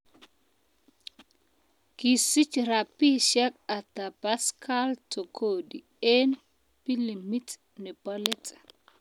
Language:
Kalenjin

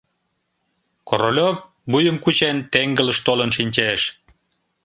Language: Mari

